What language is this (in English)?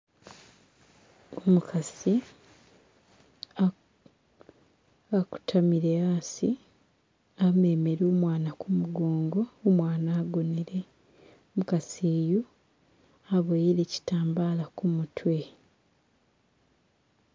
Masaaba